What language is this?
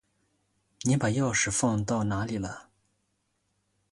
Chinese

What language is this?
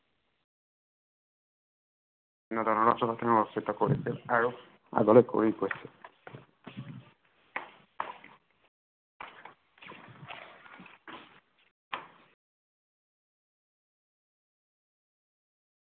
Assamese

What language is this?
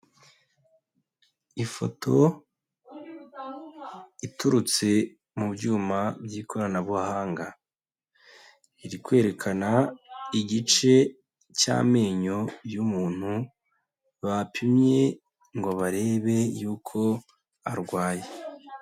Kinyarwanda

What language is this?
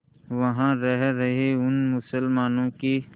Hindi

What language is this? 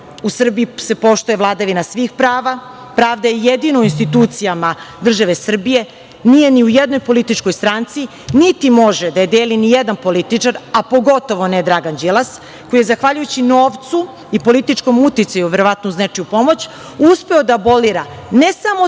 Serbian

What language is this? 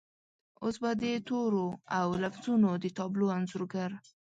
Pashto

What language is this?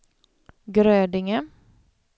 Swedish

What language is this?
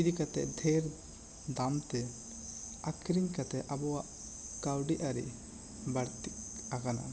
Santali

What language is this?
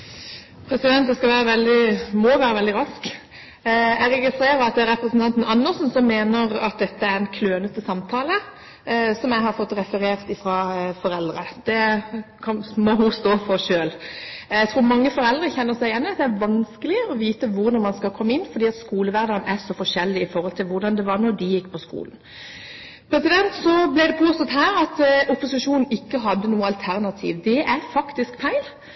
Norwegian Bokmål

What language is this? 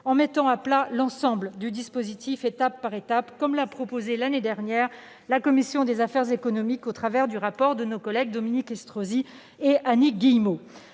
French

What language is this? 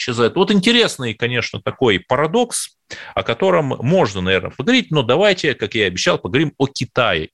Russian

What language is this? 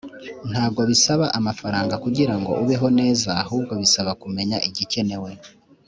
Kinyarwanda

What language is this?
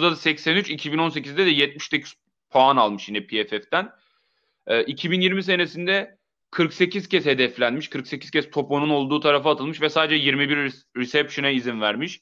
Turkish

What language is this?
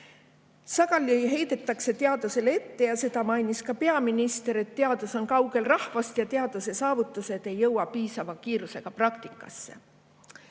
Estonian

